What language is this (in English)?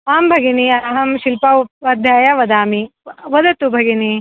Sanskrit